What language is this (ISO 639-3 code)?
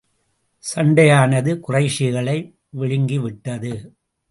tam